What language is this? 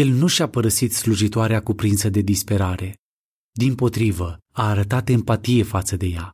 Romanian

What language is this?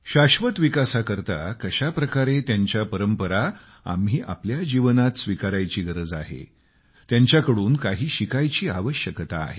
Marathi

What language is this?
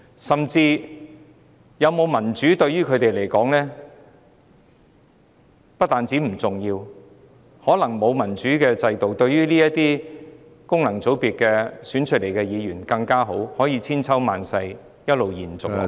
Cantonese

